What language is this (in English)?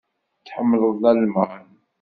Kabyle